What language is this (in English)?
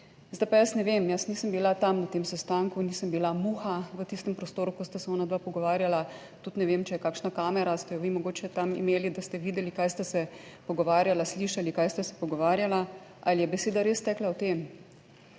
Slovenian